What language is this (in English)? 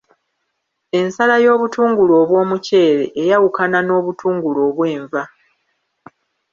Ganda